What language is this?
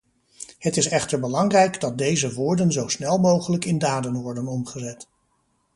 Dutch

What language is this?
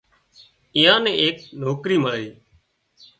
Wadiyara Koli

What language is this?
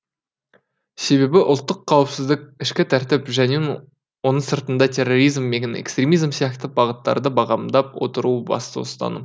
Kazakh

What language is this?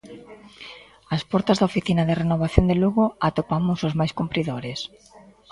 Galician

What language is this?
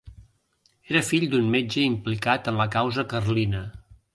Catalan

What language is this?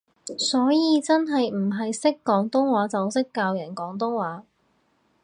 Cantonese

